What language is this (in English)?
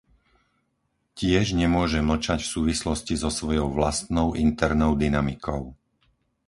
Slovak